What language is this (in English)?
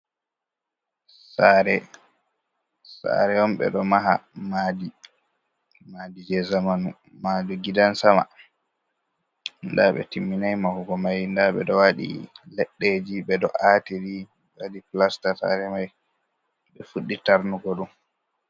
Fula